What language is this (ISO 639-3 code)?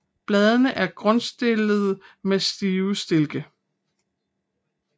dan